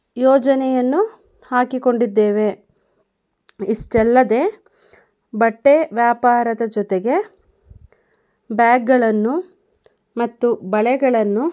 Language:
Kannada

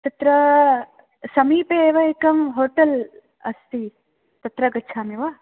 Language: Sanskrit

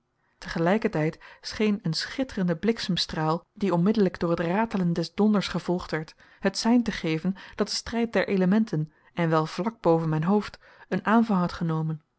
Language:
Dutch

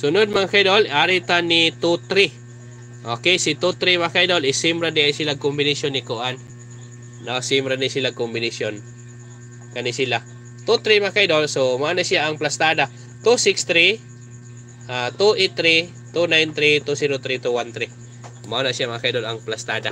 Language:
Filipino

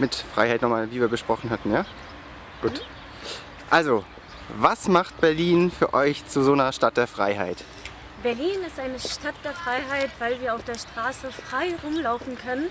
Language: German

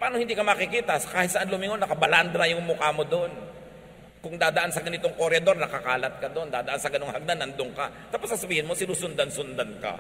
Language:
Filipino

